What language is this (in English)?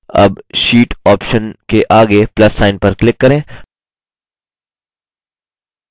Hindi